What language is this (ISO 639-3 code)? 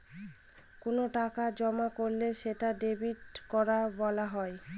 ben